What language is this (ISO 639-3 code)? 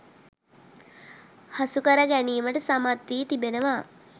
sin